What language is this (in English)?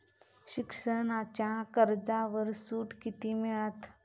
Marathi